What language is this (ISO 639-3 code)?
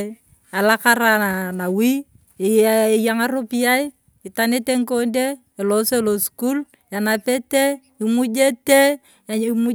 tuv